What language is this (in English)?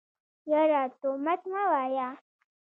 Pashto